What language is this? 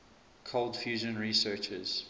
English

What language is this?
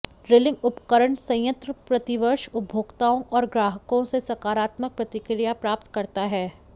Hindi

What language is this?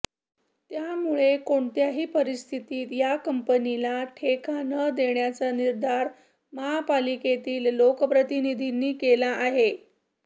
Marathi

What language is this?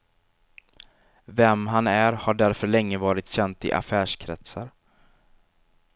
Swedish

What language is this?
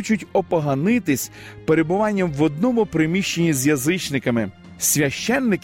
Ukrainian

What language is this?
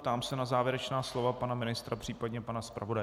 Czech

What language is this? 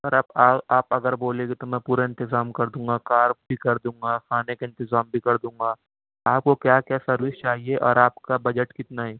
Urdu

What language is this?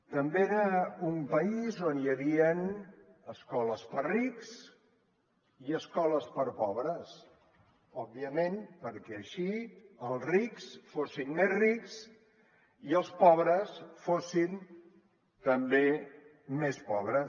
Catalan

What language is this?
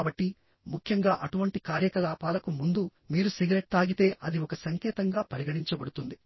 Telugu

